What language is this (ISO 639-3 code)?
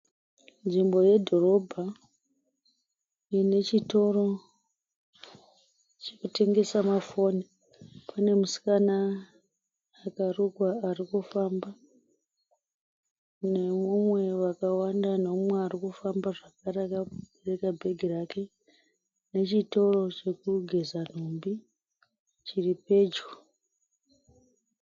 sna